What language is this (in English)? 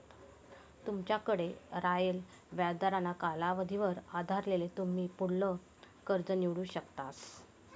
Marathi